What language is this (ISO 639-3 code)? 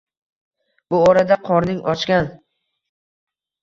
uzb